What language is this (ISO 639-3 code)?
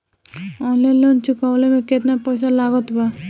bho